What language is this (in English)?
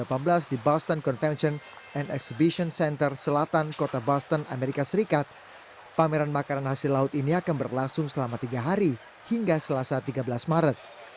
Indonesian